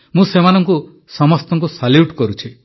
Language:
Odia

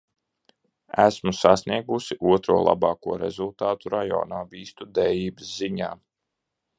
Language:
Latvian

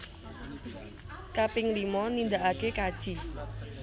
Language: Javanese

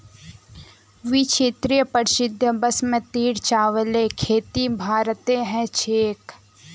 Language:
Magahi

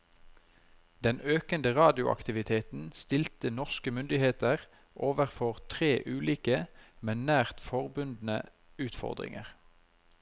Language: Norwegian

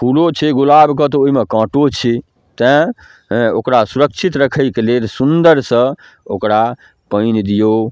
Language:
Maithili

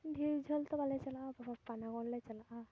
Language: Santali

